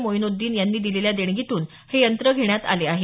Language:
Marathi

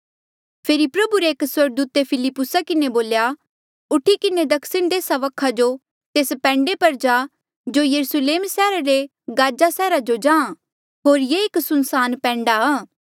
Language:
Mandeali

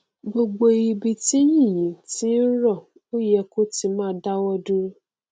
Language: Yoruba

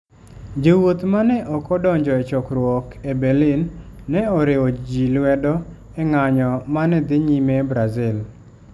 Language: Luo (Kenya and Tanzania)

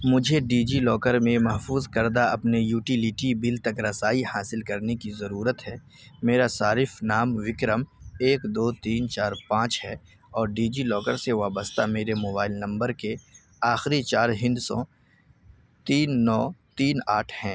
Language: Urdu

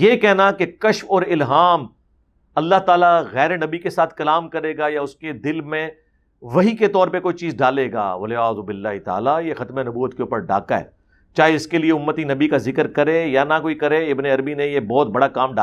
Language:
Urdu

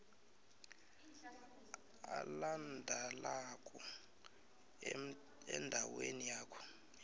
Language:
South Ndebele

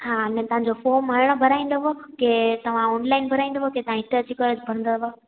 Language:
Sindhi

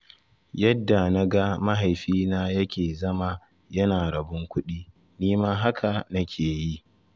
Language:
Hausa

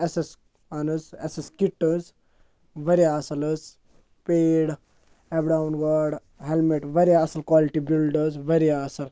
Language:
Kashmiri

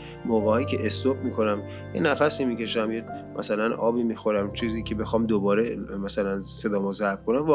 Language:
Persian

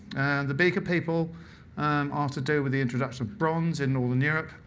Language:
English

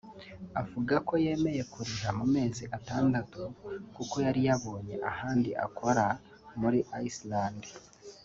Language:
Kinyarwanda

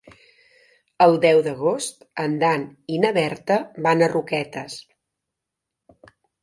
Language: Catalan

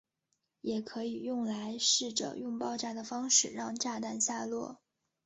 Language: Chinese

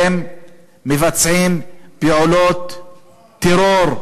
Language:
Hebrew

